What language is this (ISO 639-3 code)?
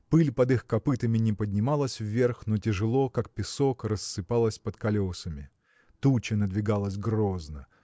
rus